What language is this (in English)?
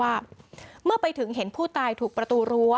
Thai